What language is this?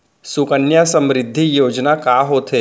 Chhattisgarhi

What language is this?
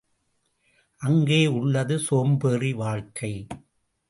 Tamil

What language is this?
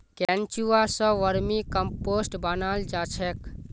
Magahi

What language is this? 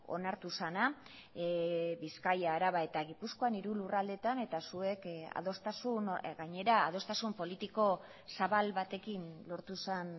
Basque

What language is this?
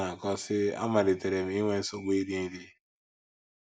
Igbo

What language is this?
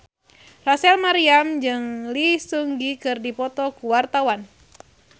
Sundanese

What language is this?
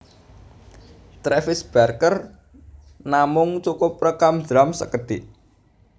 Javanese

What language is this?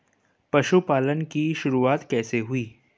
Hindi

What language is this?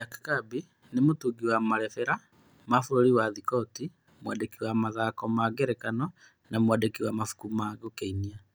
Kikuyu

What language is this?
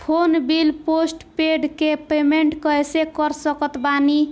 Bhojpuri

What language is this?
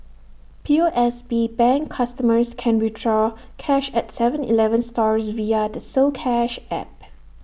English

